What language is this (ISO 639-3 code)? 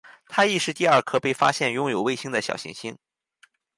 zho